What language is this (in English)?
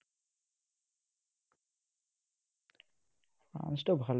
Assamese